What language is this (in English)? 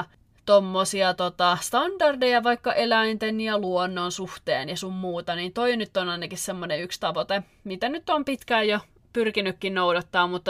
Finnish